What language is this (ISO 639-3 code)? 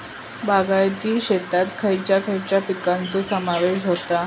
mar